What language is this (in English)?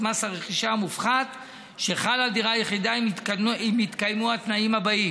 Hebrew